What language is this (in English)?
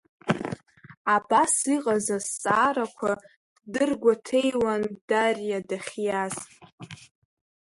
Abkhazian